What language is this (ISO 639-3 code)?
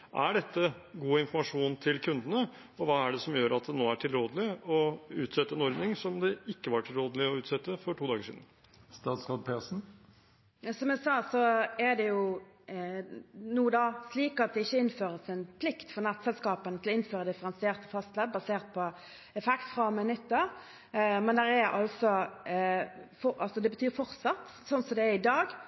nob